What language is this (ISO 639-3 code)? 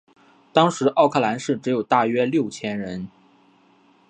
zho